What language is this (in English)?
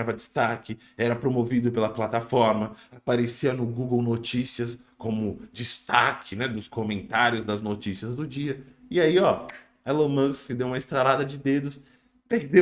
Portuguese